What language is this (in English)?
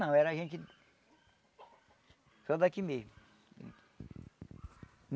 Portuguese